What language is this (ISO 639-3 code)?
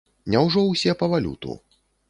bel